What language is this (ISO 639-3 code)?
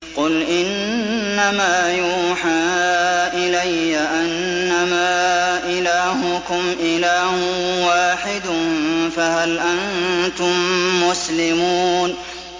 ara